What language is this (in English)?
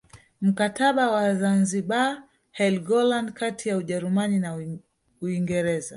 Swahili